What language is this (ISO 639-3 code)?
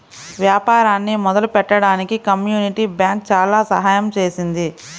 tel